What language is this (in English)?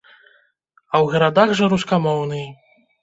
Belarusian